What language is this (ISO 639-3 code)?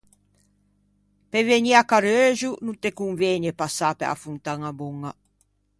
lij